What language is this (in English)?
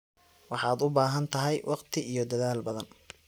Somali